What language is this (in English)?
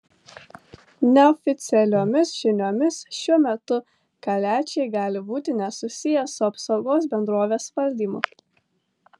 Lithuanian